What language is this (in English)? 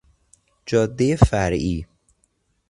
Persian